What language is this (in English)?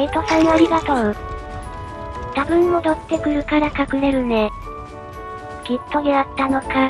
Japanese